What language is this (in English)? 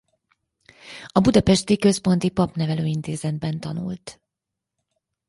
Hungarian